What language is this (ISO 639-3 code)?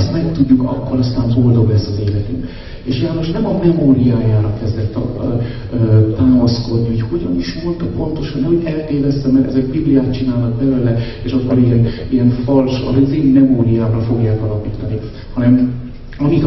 hun